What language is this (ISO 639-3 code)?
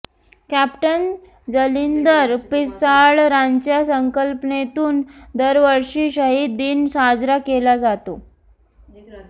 mar